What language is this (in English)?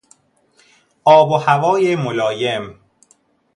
Persian